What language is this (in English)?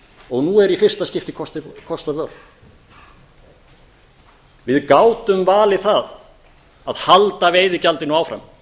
Icelandic